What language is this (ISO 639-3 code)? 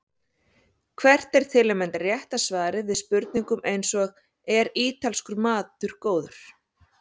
isl